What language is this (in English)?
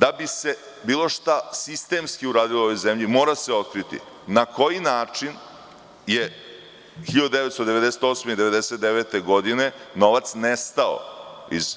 Serbian